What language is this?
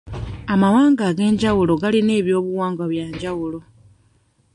Ganda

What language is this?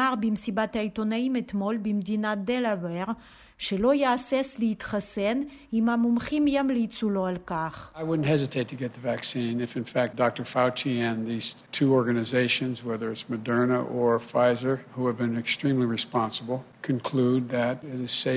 Hebrew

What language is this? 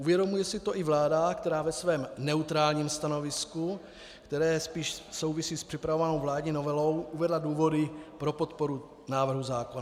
Czech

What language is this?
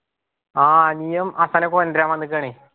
Malayalam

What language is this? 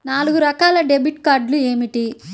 Telugu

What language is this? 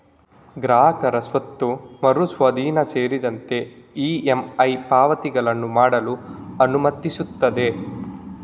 Kannada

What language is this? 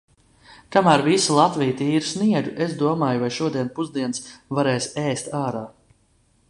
Latvian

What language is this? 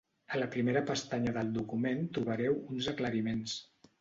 Catalan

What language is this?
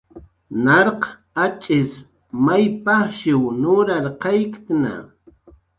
Jaqaru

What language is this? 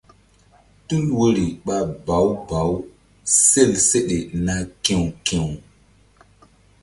Mbum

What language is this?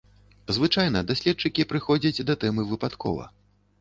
Belarusian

